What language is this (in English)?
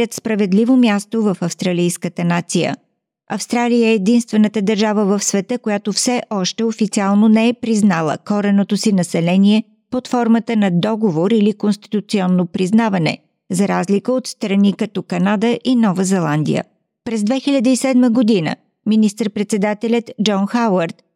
Bulgarian